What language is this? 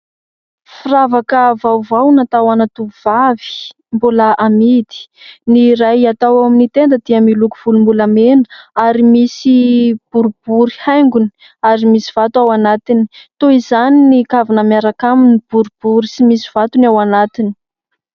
Malagasy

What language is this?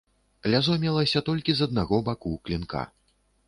Belarusian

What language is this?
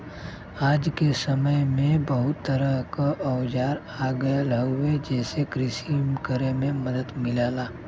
Bhojpuri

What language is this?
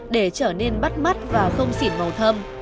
Vietnamese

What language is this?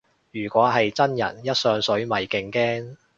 Cantonese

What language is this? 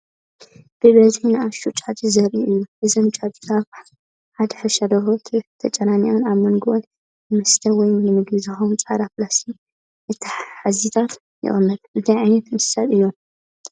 Tigrinya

